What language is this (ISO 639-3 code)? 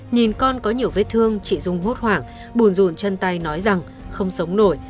vie